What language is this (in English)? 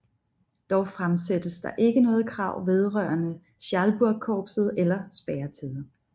Danish